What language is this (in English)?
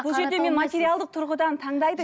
Kazakh